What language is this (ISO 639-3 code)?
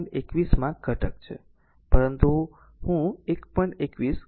guj